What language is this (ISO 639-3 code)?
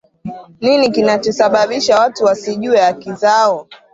swa